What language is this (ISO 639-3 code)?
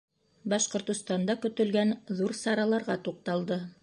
bak